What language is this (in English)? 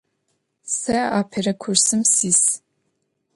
Adyghe